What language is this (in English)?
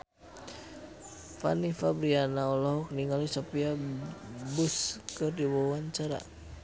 Sundanese